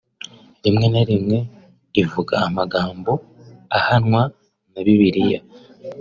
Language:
Kinyarwanda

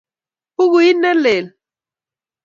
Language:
Kalenjin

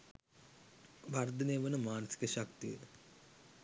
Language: Sinhala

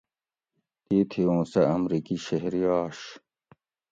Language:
Gawri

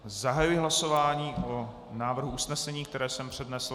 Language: Czech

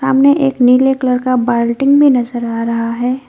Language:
Hindi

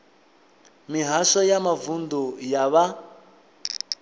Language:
Venda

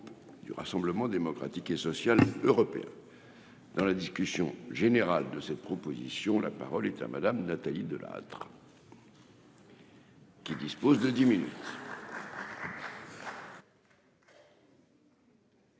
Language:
French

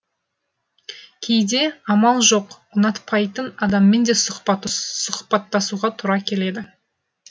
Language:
Kazakh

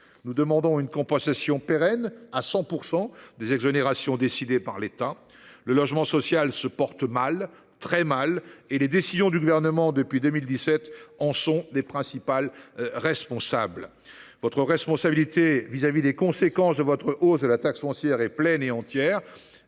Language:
French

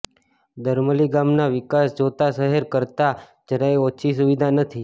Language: Gujarati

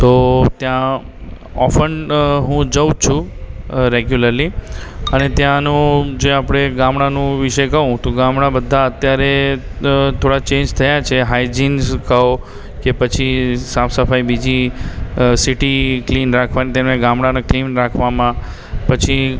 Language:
Gujarati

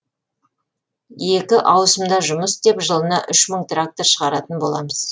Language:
Kazakh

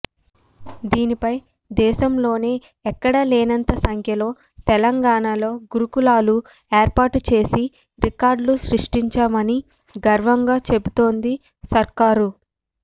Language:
Telugu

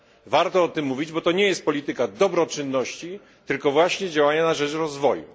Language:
Polish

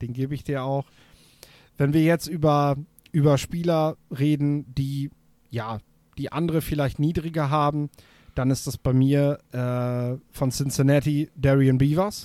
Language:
German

